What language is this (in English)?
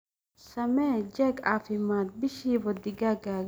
Somali